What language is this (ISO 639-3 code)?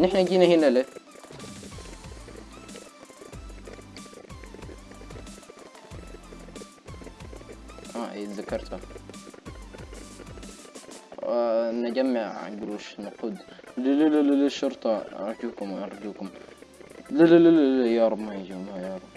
ara